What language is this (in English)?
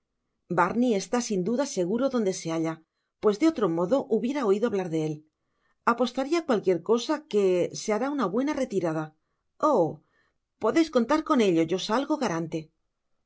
Spanish